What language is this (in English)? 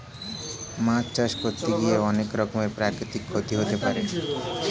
Bangla